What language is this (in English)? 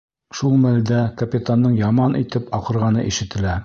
Bashkir